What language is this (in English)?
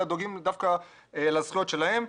Hebrew